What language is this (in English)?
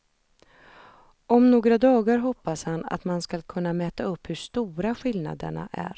Swedish